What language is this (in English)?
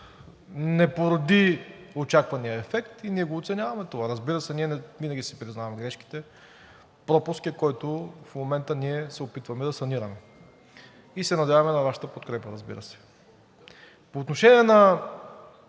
Bulgarian